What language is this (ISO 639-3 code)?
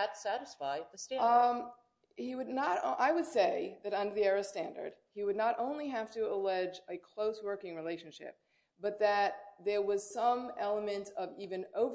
eng